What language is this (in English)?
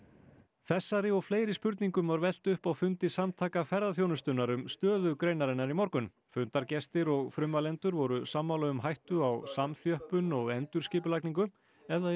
Icelandic